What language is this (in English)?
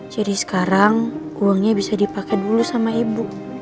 Indonesian